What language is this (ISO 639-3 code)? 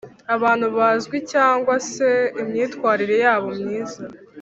kin